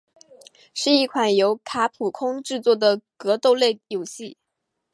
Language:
Chinese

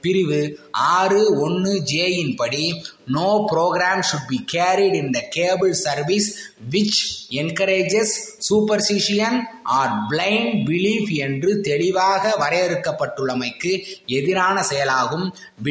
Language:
Tamil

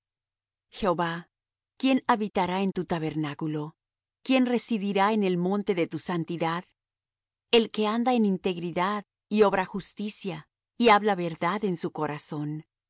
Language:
Spanish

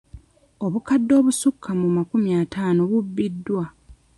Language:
Ganda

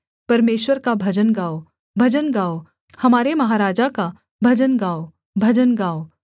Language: Hindi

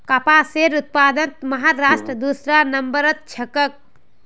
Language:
Magahi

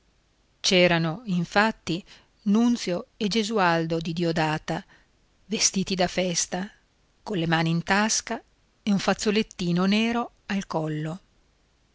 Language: Italian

